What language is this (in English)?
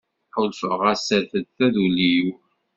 Kabyle